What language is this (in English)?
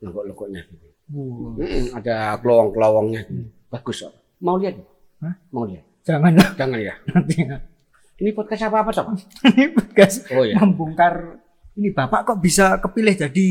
Indonesian